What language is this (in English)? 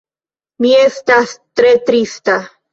Esperanto